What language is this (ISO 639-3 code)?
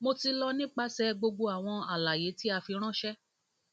yor